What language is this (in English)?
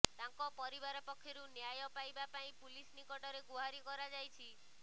Odia